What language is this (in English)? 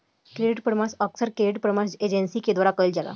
Bhojpuri